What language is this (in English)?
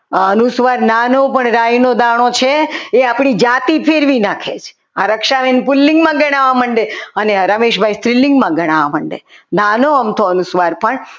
Gujarati